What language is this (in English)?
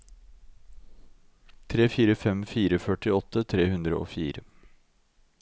Norwegian